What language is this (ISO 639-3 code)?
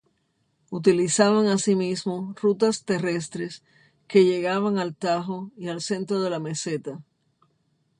spa